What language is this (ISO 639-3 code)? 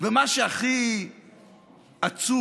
heb